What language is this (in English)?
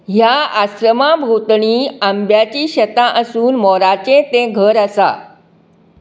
Konkani